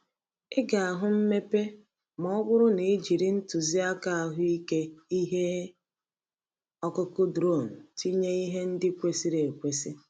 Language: Igbo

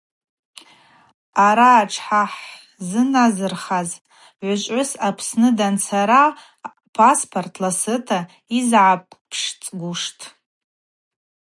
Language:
Abaza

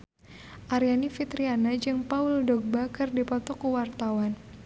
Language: Sundanese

